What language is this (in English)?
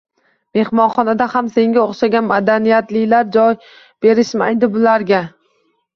Uzbek